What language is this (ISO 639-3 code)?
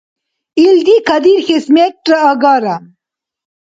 dar